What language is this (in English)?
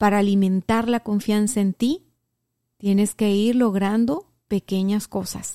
Spanish